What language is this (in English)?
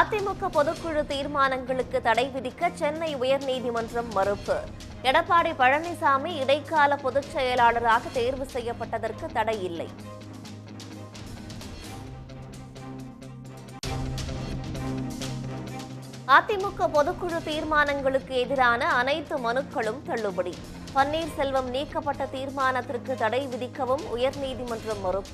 Romanian